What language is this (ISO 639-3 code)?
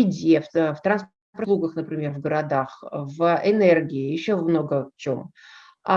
rus